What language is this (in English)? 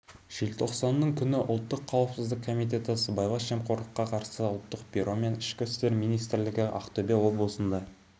Kazakh